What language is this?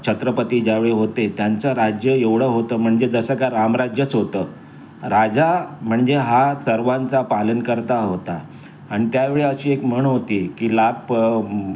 Marathi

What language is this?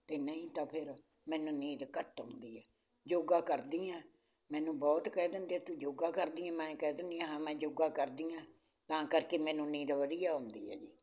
Punjabi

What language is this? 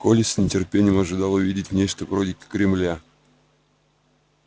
Russian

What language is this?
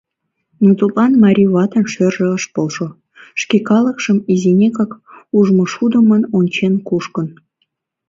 Mari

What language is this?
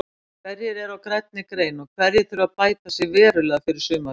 Icelandic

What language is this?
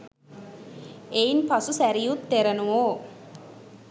Sinhala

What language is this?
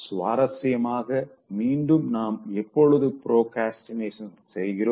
Tamil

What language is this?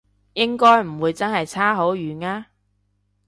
Cantonese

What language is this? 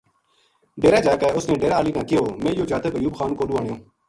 Gujari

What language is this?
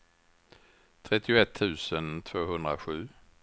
Swedish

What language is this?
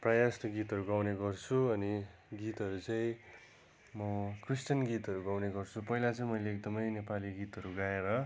Nepali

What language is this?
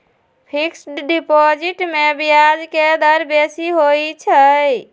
Magahi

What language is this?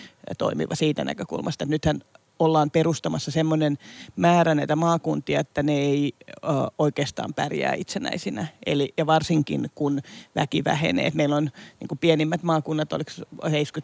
Finnish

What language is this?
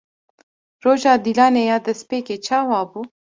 Kurdish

